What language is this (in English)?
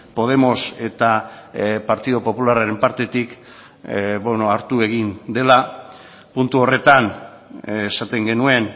Basque